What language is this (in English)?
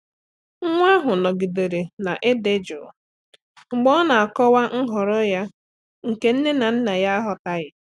Igbo